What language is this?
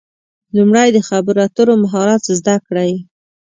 Pashto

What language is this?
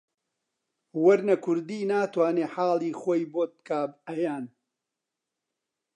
Central Kurdish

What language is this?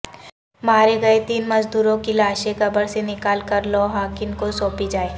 Urdu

